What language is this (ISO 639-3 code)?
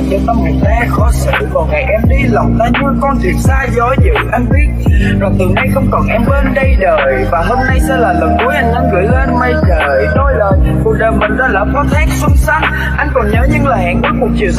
vie